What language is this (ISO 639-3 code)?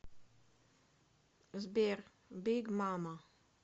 rus